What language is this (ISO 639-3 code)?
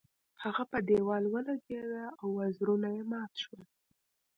pus